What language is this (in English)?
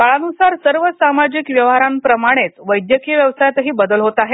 Marathi